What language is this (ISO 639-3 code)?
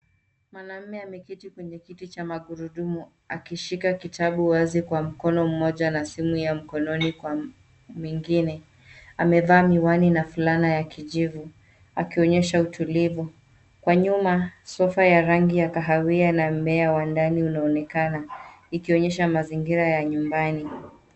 swa